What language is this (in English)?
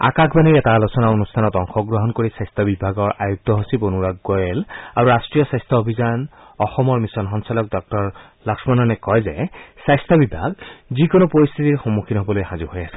Assamese